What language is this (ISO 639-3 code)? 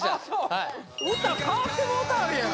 jpn